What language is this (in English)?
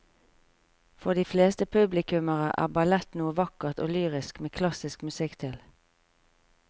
Norwegian